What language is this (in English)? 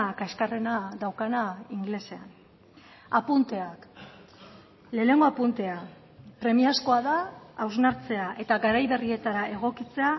Basque